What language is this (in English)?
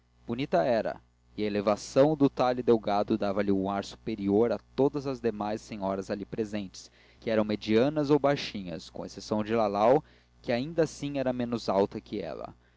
Portuguese